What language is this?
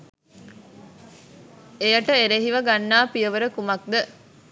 Sinhala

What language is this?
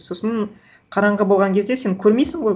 Kazakh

